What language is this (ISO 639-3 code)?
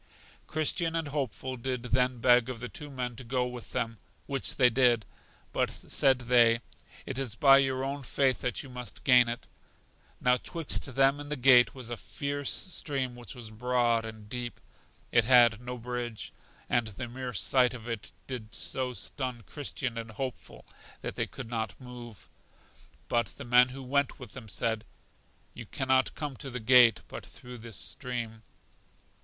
eng